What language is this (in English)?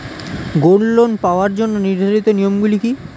Bangla